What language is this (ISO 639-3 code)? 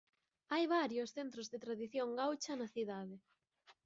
glg